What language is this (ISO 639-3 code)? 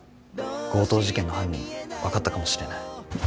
jpn